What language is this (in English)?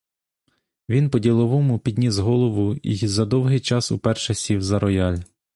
Ukrainian